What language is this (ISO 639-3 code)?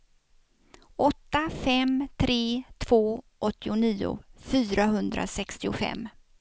swe